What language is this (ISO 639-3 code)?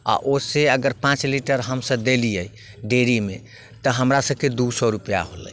mai